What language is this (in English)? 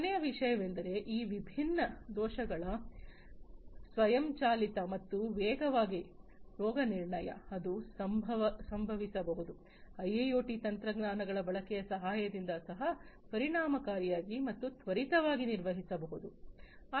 Kannada